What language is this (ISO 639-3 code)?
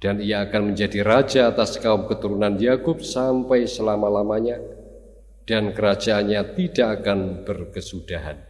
ind